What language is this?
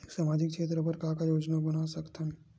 Chhattisgarhi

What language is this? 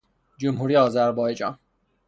Persian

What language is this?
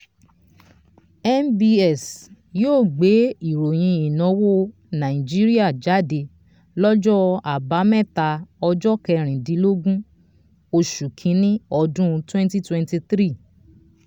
Yoruba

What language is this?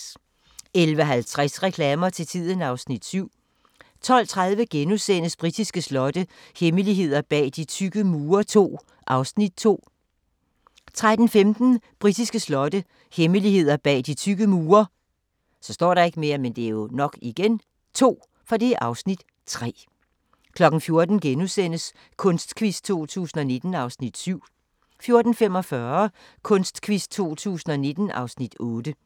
Danish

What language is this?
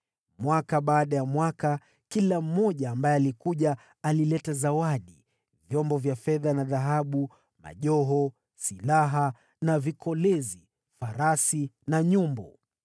Swahili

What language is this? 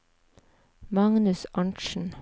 Norwegian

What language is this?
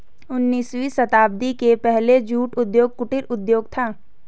Hindi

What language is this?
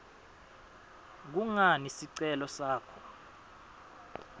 Swati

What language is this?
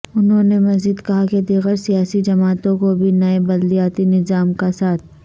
Urdu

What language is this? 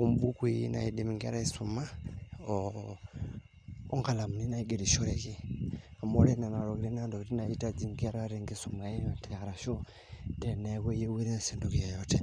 Masai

